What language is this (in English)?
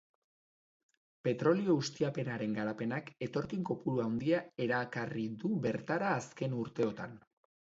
Basque